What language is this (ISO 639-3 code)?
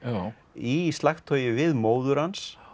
isl